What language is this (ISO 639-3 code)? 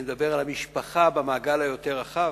heb